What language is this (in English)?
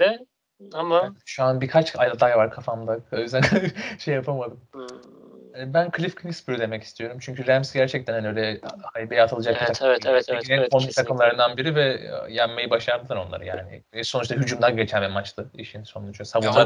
Turkish